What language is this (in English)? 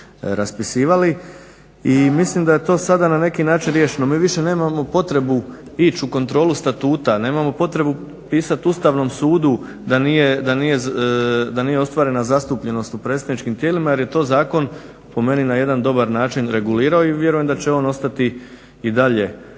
Croatian